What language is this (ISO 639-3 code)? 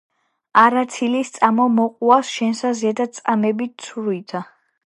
kat